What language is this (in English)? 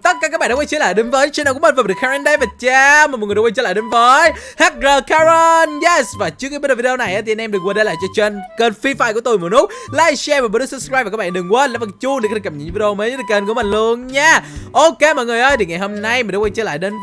Vietnamese